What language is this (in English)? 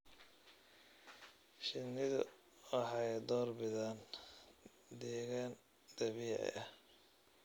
Somali